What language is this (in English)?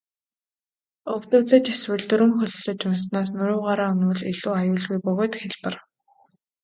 Mongolian